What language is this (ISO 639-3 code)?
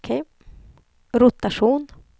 swe